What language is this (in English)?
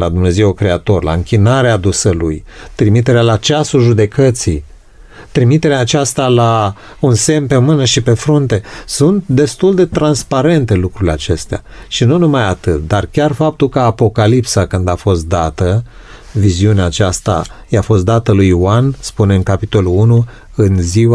Romanian